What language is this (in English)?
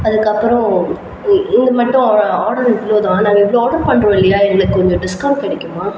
Tamil